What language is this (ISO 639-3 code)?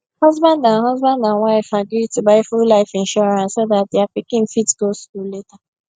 pcm